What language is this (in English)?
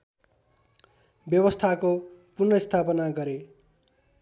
Nepali